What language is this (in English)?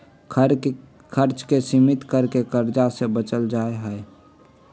Magahi